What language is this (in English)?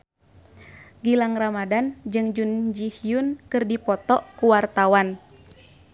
Sundanese